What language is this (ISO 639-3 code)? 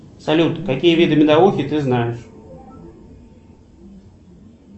rus